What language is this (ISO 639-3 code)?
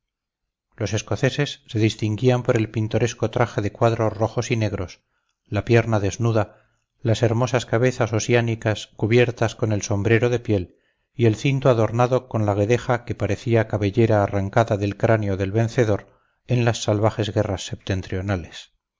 spa